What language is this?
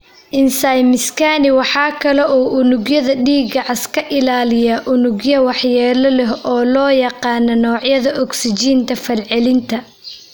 Somali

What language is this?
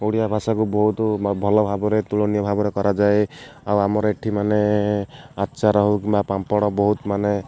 Odia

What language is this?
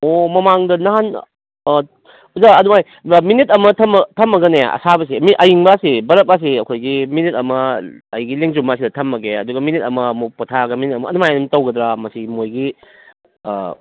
Manipuri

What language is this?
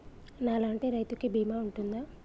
Telugu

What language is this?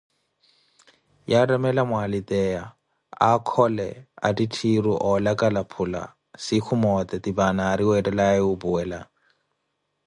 Koti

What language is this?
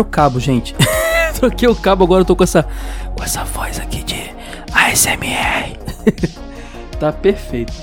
Portuguese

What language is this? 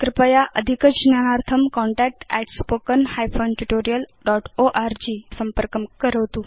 Sanskrit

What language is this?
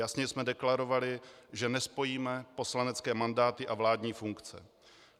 Czech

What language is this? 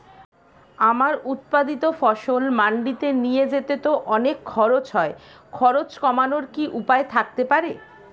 Bangla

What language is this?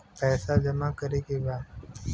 Bhojpuri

